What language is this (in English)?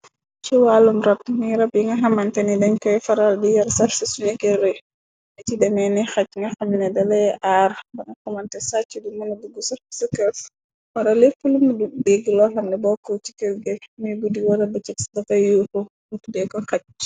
Wolof